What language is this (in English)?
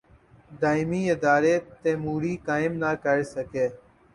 Urdu